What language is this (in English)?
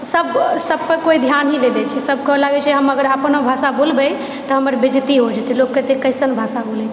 Maithili